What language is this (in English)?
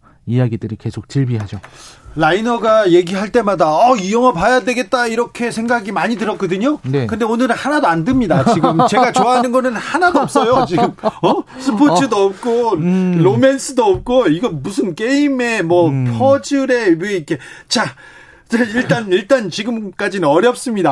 Korean